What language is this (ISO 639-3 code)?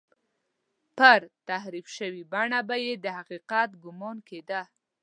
pus